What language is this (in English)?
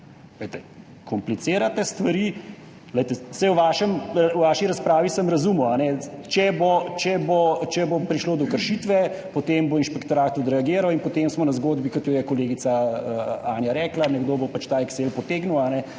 Slovenian